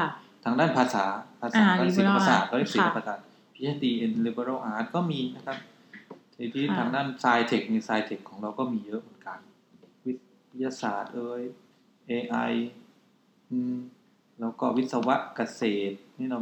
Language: Thai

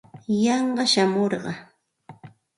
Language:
Santa Ana de Tusi Pasco Quechua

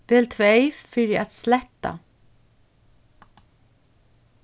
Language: Faroese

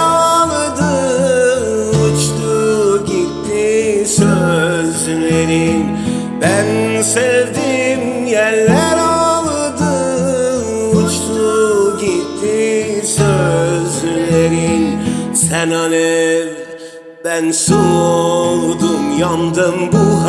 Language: Turkish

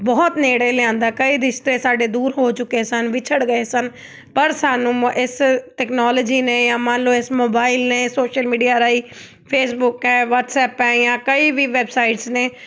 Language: Punjabi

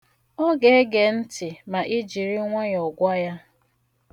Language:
Igbo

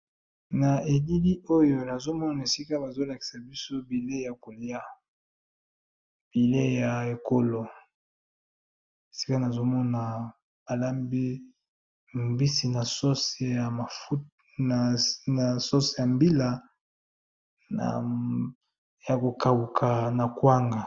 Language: Lingala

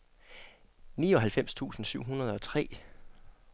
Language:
Danish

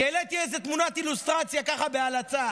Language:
Hebrew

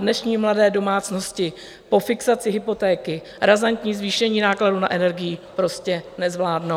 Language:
Czech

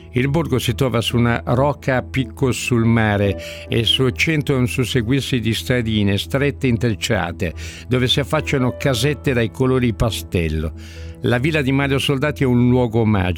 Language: Italian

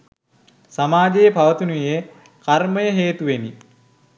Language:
Sinhala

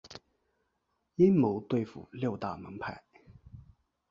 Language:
Chinese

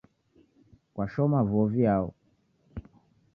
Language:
Taita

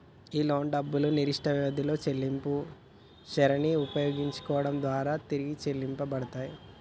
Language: Telugu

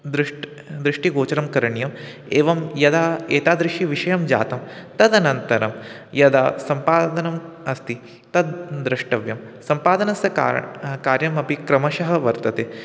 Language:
Sanskrit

